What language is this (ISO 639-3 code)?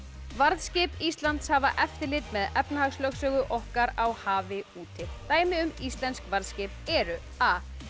isl